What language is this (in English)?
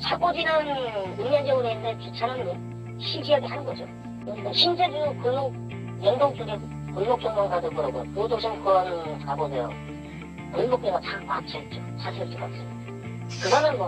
Korean